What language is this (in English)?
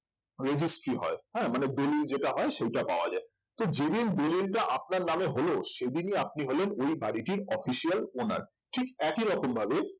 Bangla